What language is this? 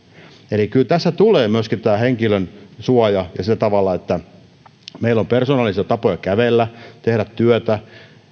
Finnish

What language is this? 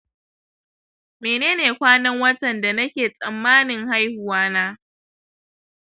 Hausa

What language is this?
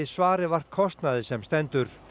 Icelandic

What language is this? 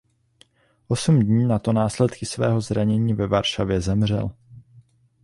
Czech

